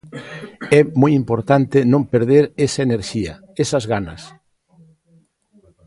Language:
Galician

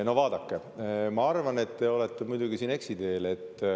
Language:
Estonian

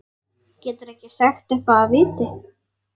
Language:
Icelandic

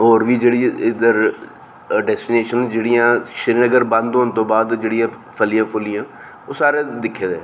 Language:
Dogri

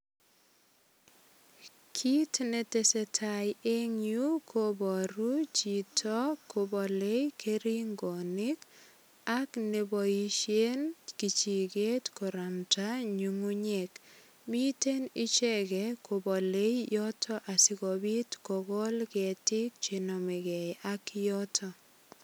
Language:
Kalenjin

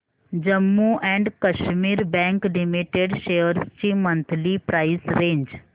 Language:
Marathi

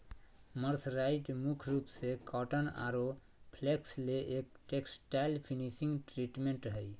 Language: Magahi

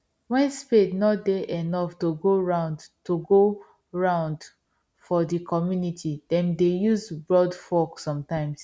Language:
Nigerian Pidgin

